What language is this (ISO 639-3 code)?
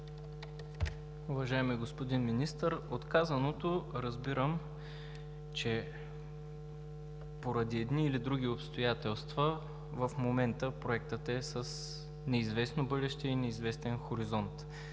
bul